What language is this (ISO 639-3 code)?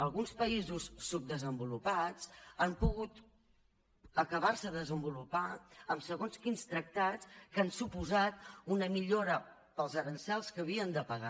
cat